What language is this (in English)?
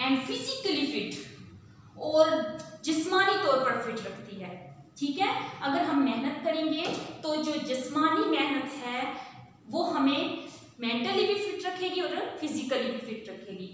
Hindi